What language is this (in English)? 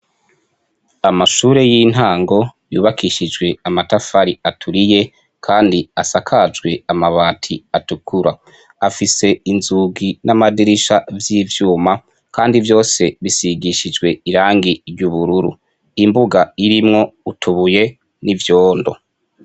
Rundi